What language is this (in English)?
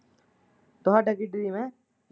Punjabi